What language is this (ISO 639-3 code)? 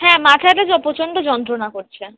ben